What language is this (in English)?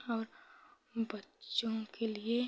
Hindi